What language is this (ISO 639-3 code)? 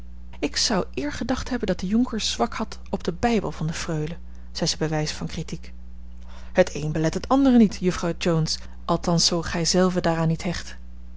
nld